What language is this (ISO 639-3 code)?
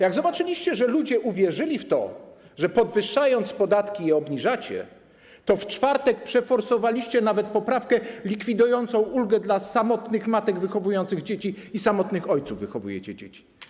pol